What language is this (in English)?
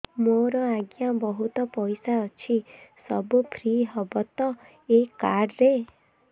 Odia